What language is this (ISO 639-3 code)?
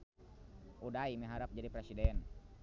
sun